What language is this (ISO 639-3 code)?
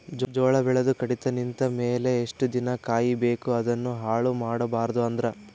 kan